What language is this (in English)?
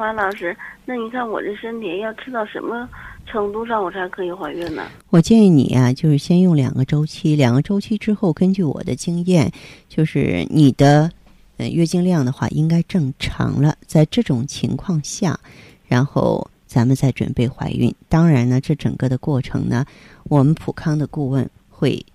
Chinese